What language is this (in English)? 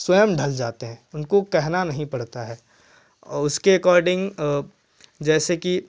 Hindi